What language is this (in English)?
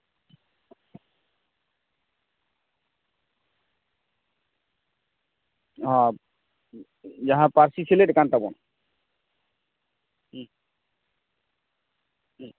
Santali